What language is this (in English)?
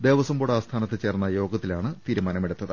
Malayalam